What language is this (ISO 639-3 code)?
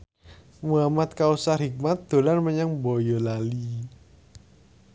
jav